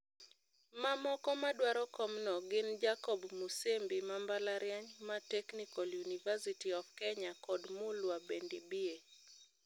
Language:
Luo (Kenya and Tanzania)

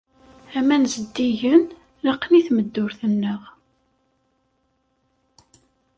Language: Kabyle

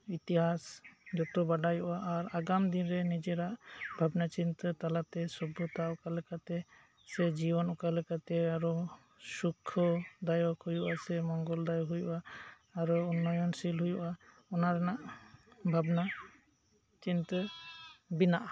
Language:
Santali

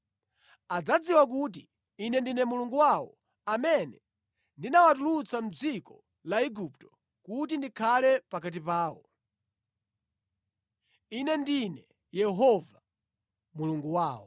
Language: Nyanja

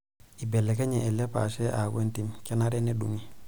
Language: Masai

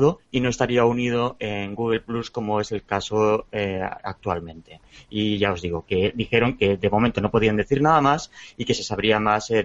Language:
Spanish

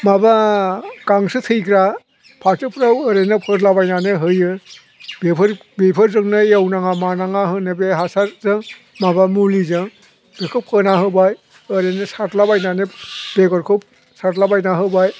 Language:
Bodo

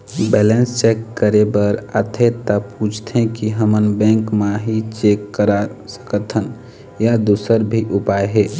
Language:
Chhattisgarhi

